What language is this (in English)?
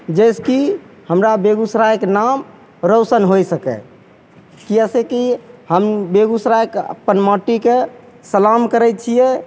Maithili